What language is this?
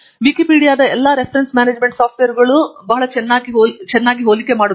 Kannada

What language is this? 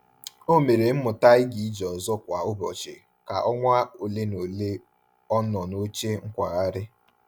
Igbo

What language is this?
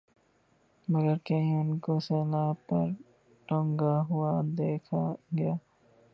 Urdu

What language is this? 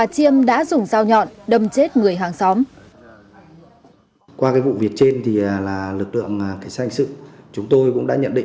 Vietnamese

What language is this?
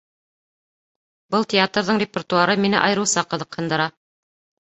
Bashkir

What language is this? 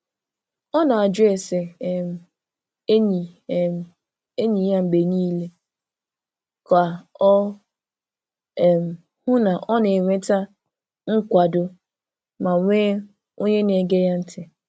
Igbo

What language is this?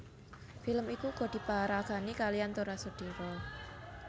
Javanese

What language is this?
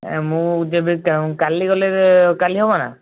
Odia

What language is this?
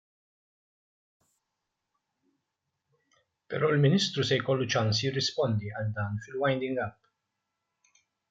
Maltese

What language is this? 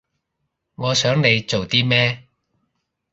Cantonese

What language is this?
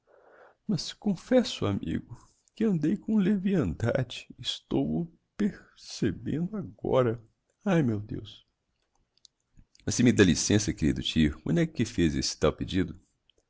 Portuguese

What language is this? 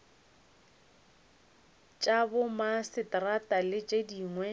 Northern Sotho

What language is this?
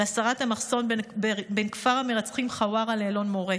Hebrew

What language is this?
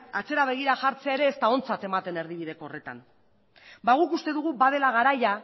Basque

